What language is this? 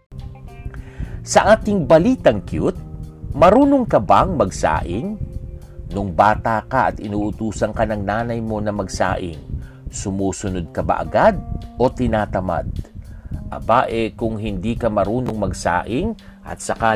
Filipino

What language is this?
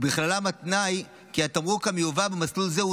Hebrew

